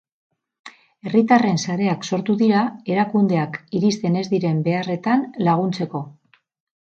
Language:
Basque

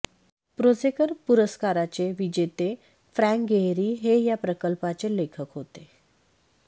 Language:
Marathi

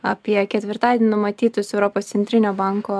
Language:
Lithuanian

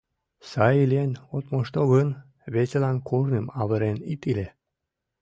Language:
Mari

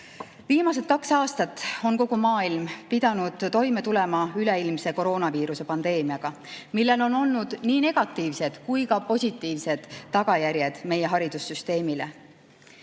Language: Estonian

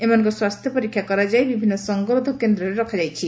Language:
Odia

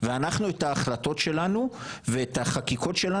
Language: Hebrew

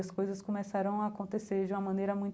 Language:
Portuguese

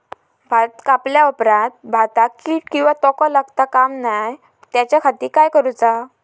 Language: Marathi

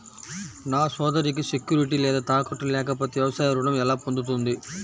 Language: Telugu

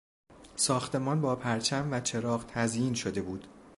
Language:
Persian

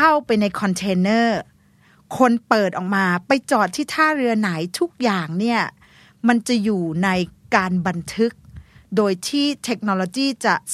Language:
Thai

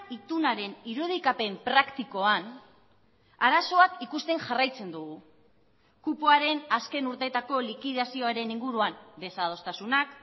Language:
Basque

